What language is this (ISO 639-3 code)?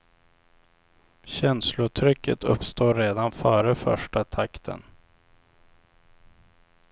swe